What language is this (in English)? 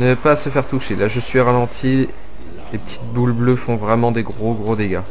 French